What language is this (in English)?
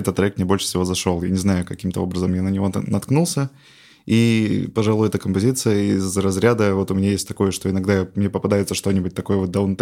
Russian